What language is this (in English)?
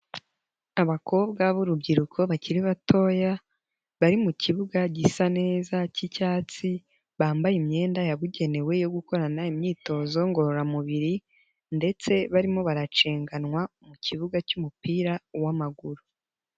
Kinyarwanda